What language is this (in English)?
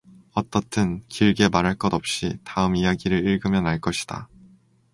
Korean